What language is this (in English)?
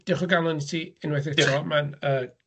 Welsh